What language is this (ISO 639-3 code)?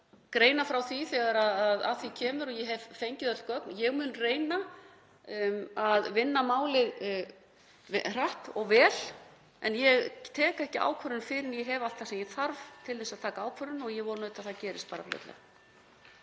isl